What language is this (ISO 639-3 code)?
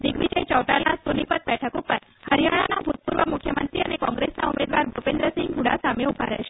guj